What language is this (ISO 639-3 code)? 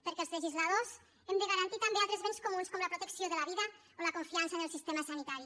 cat